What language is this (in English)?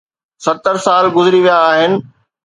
Sindhi